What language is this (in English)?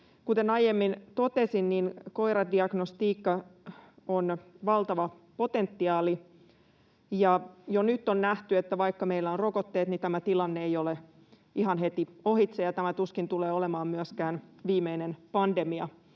Finnish